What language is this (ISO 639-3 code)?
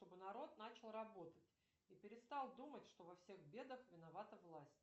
rus